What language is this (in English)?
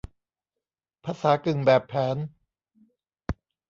Thai